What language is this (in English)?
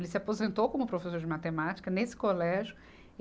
Portuguese